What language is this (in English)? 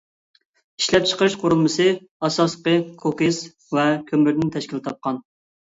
Uyghur